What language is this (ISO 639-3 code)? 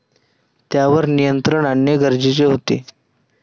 mar